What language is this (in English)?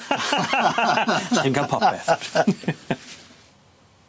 Welsh